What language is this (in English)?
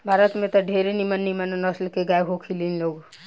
Bhojpuri